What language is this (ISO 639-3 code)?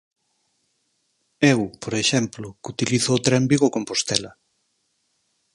glg